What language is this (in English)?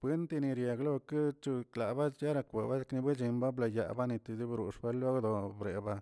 Tilquiapan Zapotec